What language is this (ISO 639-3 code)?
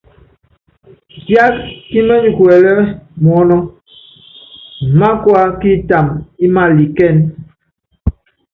yav